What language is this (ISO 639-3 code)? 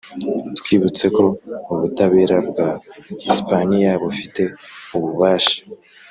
kin